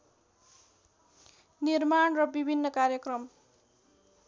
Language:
Nepali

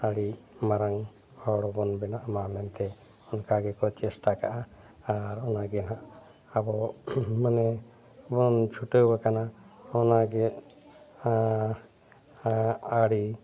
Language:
Santali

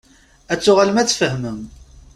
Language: Kabyle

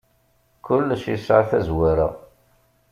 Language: Kabyle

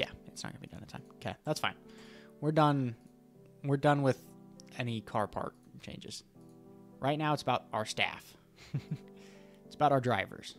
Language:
English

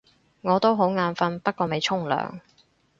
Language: Cantonese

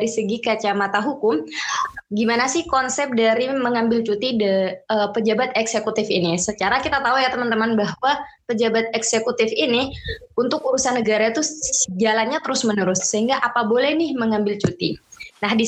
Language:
Indonesian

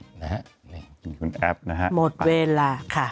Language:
Thai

